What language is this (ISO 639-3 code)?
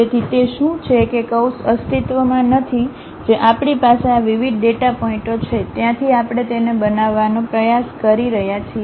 guj